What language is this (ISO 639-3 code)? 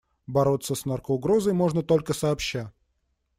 rus